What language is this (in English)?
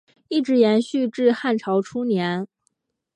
Chinese